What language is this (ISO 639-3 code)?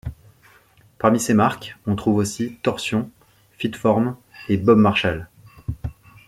fra